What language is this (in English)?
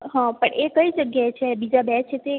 Gujarati